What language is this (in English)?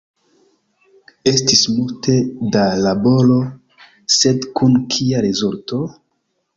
Esperanto